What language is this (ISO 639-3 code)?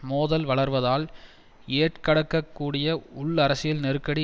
tam